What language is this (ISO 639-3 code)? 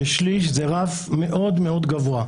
heb